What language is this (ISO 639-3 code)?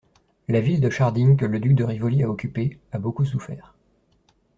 fra